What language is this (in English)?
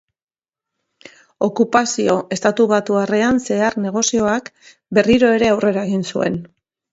Basque